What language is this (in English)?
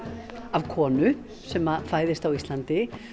Icelandic